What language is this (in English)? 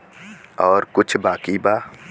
Bhojpuri